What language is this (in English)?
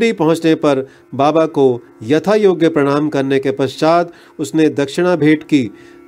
Hindi